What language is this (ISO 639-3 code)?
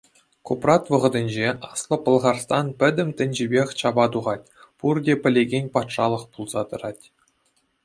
chv